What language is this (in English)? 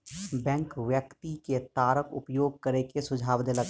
Maithili